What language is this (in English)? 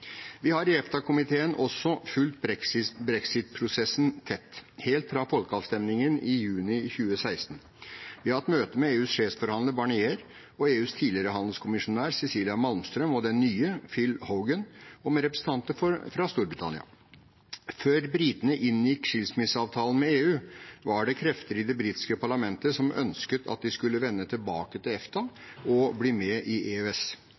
Norwegian Bokmål